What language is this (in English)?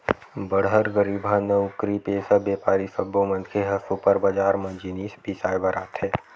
Chhattisgarhi